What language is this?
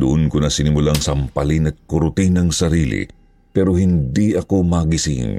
Filipino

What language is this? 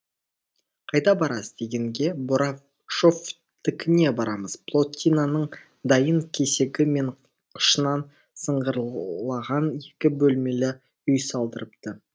Kazakh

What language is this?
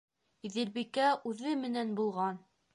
Bashkir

